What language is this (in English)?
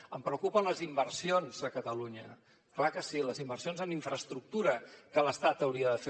Catalan